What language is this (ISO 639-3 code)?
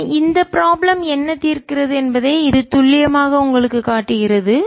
tam